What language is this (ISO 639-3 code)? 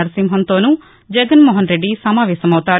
tel